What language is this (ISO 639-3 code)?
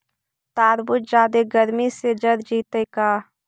mag